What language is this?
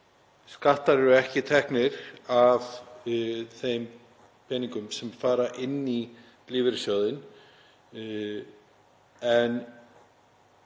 Icelandic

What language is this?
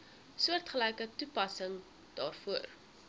Afrikaans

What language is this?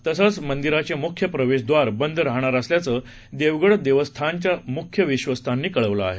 Marathi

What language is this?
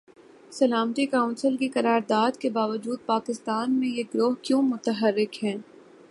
Urdu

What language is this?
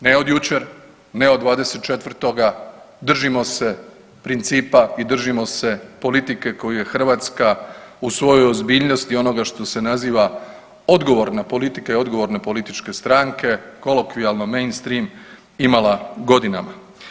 Croatian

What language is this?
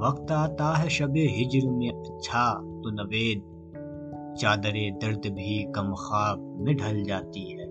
Urdu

